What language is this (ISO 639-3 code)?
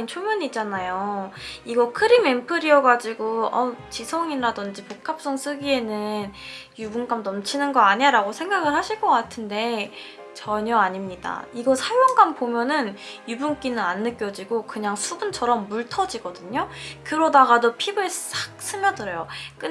kor